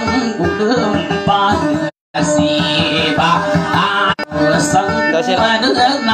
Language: Indonesian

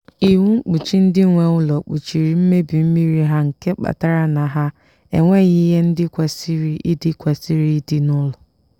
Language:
Igbo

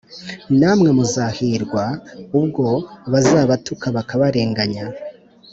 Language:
Kinyarwanda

